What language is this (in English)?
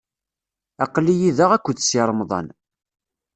Kabyle